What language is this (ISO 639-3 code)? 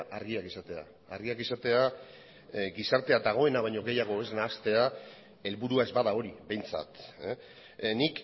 eus